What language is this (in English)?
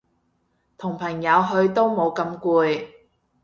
Cantonese